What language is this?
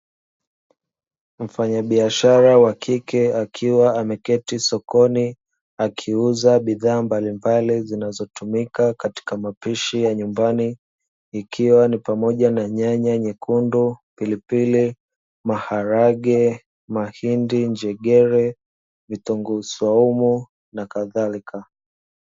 Swahili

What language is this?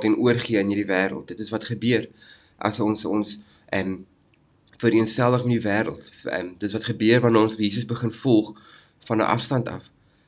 Dutch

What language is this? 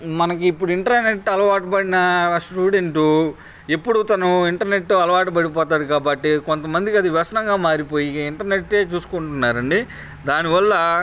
Telugu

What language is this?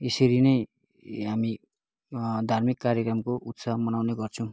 Nepali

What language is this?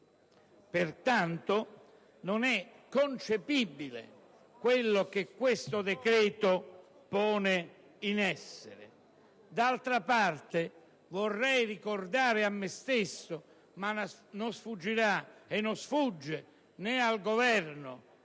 Italian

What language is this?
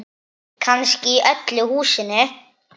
Icelandic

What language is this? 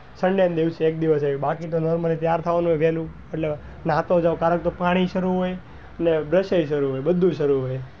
Gujarati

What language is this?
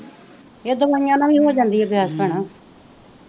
Punjabi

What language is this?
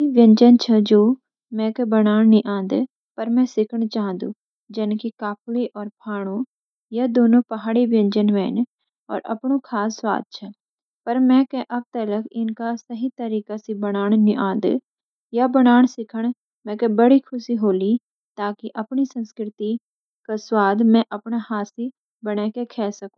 Garhwali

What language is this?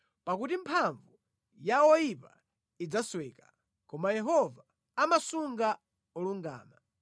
Nyanja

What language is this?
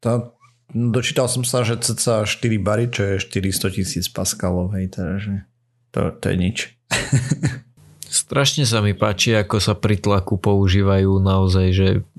Slovak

